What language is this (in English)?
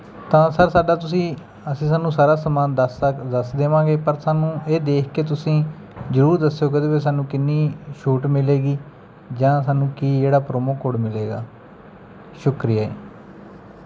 Punjabi